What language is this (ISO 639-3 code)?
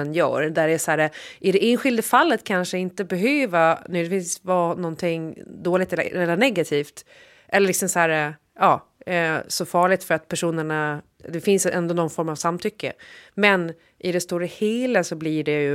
swe